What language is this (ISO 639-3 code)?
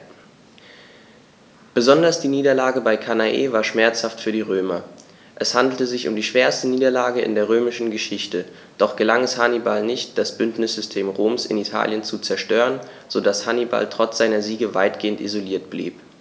deu